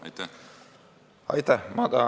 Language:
Estonian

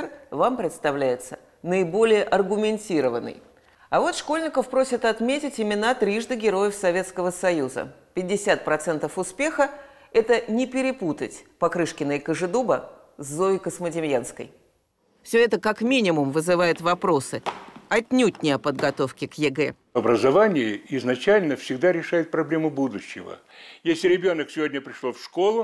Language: Russian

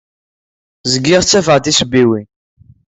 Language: Kabyle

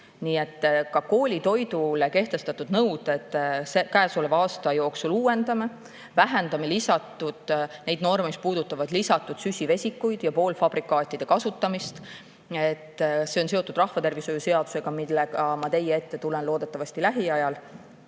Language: Estonian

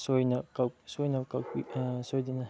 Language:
Manipuri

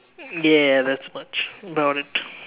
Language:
English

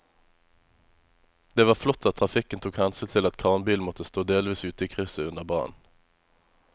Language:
Norwegian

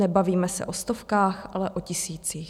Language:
Czech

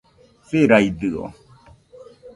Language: Nüpode Huitoto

